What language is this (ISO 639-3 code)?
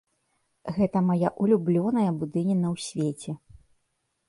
bel